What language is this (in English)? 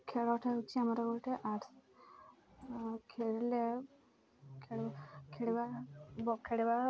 Odia